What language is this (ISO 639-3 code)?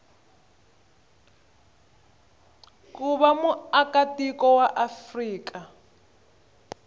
tso